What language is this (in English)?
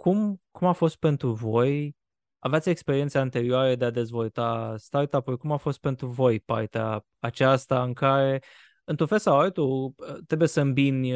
Romanian